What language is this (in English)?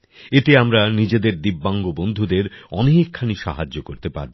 Bangla